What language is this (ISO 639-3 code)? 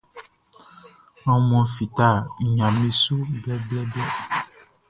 bci